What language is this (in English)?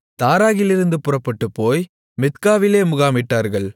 Tamil